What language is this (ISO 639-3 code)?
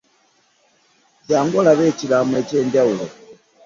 lug